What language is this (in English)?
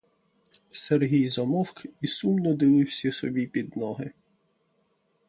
Ukrainian